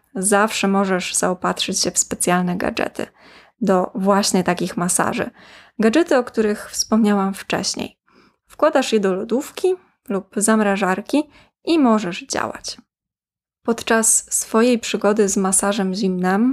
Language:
Polish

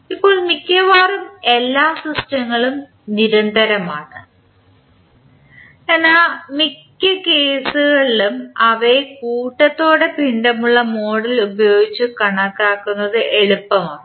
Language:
Malayalam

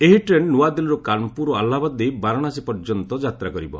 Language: Odia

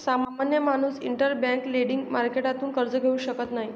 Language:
Marathi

